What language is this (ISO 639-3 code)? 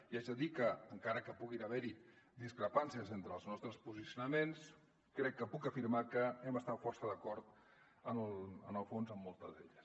cat